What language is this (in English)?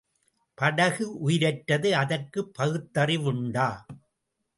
Tamil